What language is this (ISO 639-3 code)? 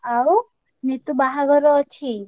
ori